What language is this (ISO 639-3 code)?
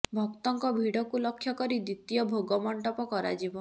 ori